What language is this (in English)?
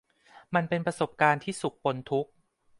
Thai